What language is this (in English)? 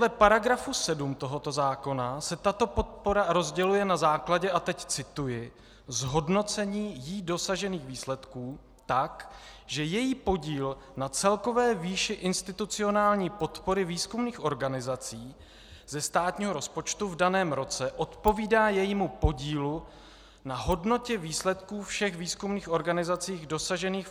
Czech